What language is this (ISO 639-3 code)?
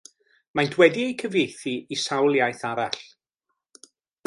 cym